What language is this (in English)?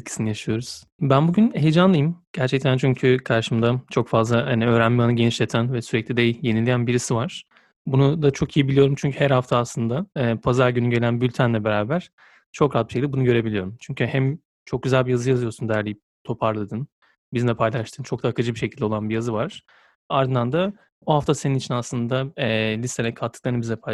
Turkish